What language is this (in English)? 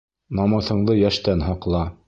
Bashkir